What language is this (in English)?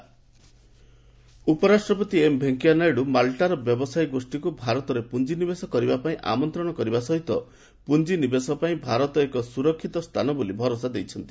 Odia